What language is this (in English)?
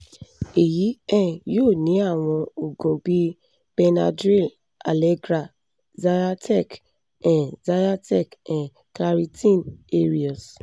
Yoruba